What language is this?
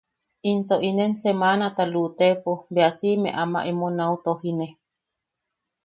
Yaqui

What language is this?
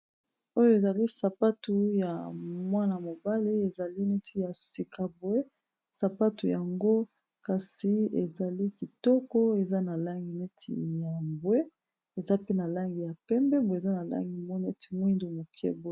Lingala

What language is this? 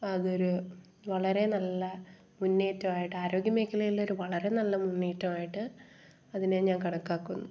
Malayalam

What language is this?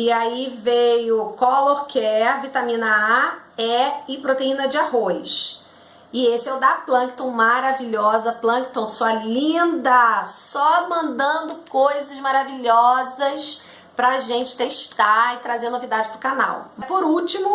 Portuguese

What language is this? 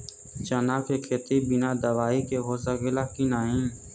Bhojpuri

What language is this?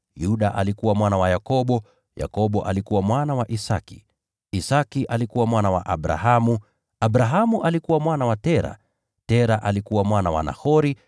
Swahili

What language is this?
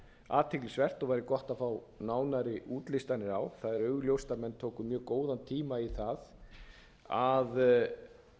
Icelandic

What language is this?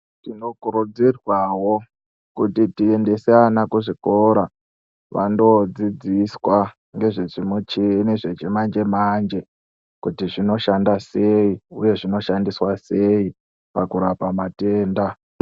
Ndau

